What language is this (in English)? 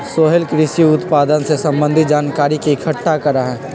Magahi